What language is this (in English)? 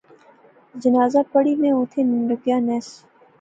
Pahari-Potwari